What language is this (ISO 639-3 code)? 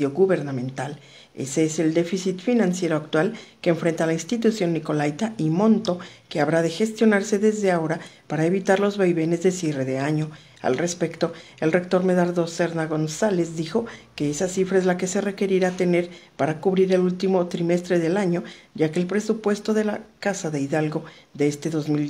spa